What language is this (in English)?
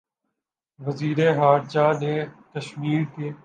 Urdu